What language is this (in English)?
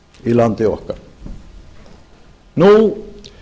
Icelandic